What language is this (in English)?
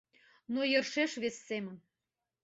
Mari